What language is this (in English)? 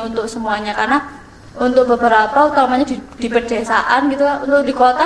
Indonesian